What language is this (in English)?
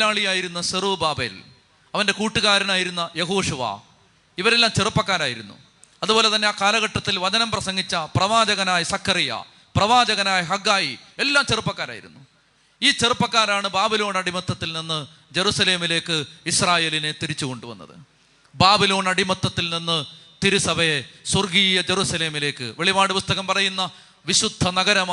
Malayalam